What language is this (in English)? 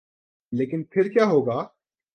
Urdu